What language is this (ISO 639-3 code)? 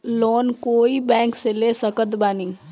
bho